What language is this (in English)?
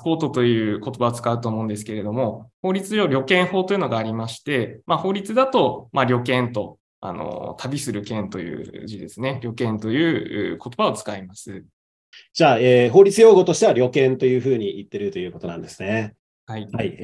Japanese